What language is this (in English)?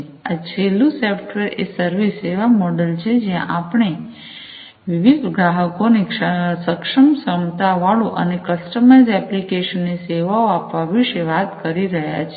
Gujarati